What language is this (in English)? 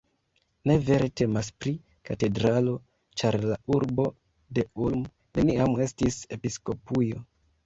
Esperanto